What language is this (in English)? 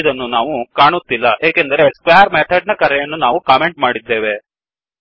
Kannada